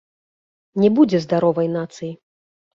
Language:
Belarusian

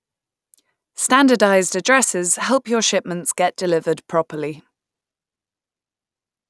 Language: English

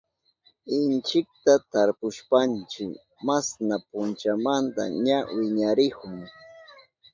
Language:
Southern Pastaza Quechua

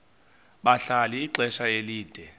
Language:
Xhosa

